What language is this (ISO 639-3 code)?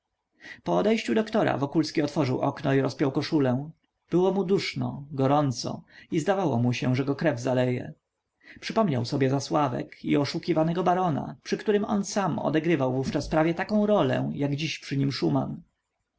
pol